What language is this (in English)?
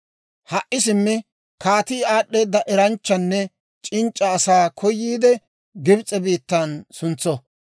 Dawro